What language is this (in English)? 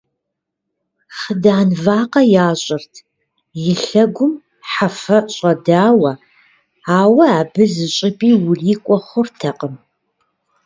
Kabardian